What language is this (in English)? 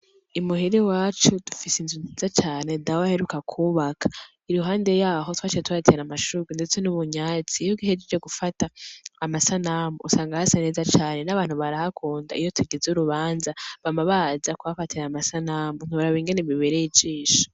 Rundi